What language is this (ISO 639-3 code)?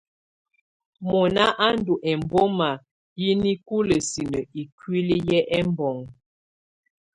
tvu